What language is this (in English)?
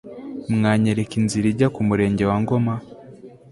Kinyarwanda